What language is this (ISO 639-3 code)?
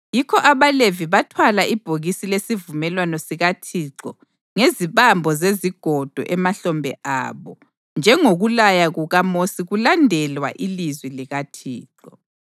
nde